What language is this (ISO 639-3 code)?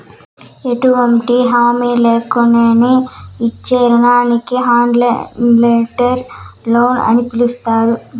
tel